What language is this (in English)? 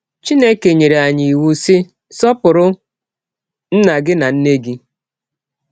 Igbo